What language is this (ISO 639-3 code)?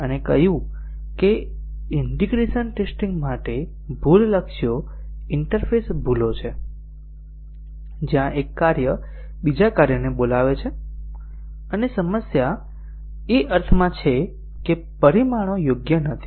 guj